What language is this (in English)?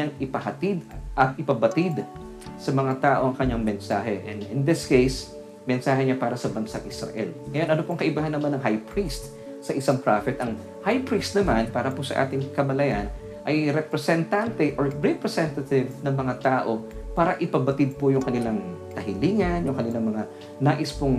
Filipino